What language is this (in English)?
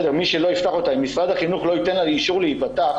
Hebrew